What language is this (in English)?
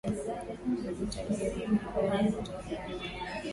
Swahili